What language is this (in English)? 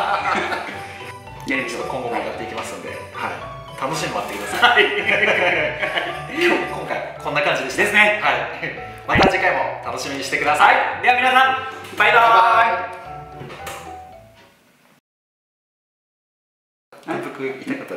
Japanese